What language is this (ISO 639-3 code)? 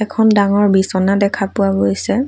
asm